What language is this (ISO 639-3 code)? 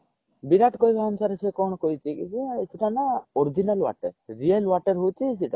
ori